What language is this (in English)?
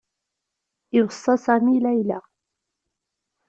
Kabyle